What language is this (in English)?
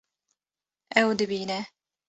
Kurdish